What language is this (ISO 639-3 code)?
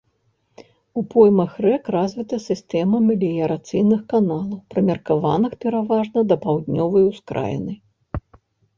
bel